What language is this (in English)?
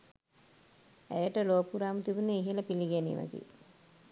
Sinhala